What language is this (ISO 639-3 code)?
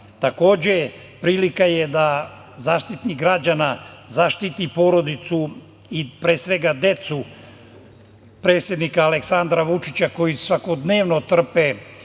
srp